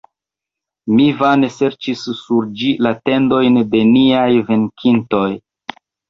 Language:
Esperanto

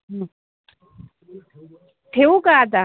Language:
Marathi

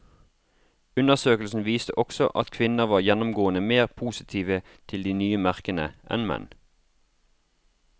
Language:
Norwegian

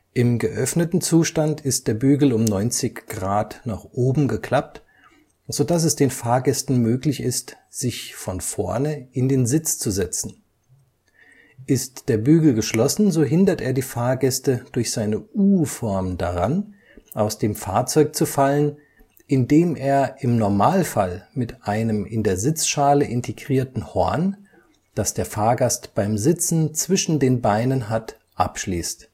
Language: German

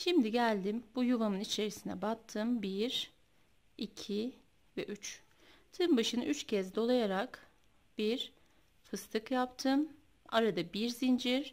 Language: Turkish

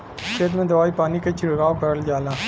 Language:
Bhojpuri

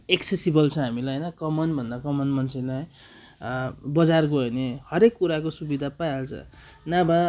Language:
Nepali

